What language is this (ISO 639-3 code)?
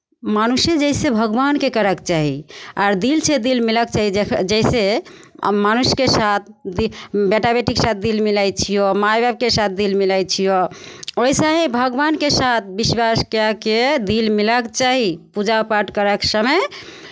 mai